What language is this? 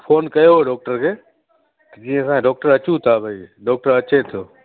Sindhi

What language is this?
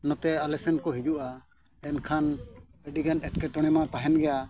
Santali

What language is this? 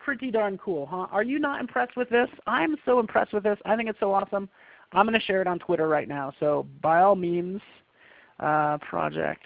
English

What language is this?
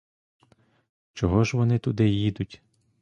Ukrainian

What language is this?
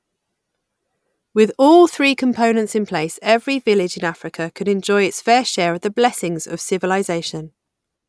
English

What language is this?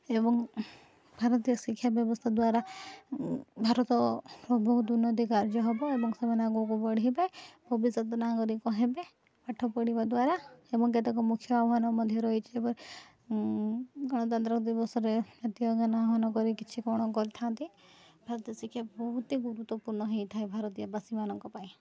Odia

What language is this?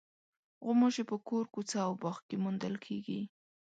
Pashto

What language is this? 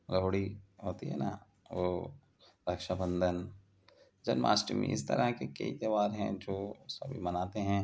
Urdu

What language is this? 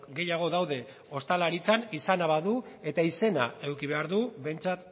Basque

